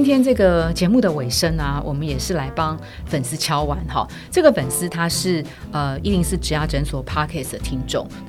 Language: Chinese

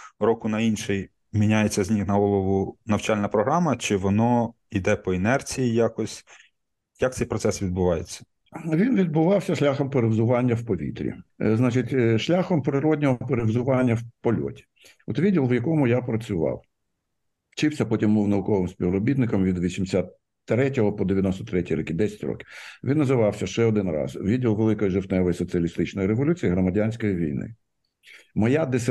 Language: Ukrainian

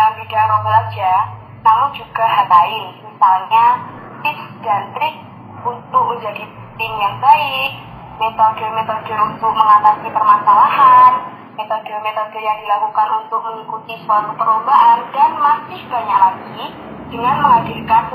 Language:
Indonesian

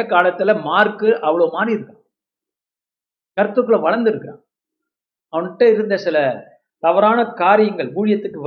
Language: Tamil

